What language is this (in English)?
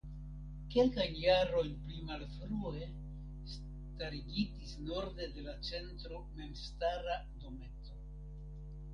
Esperanto